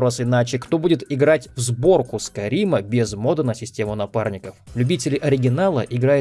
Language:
Russian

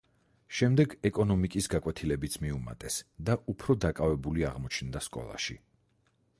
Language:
Georgian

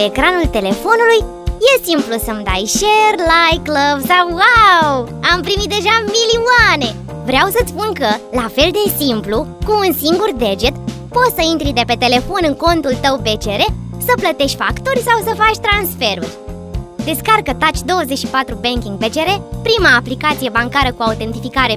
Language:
Romanian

